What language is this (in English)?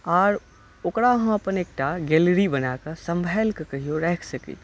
Maithili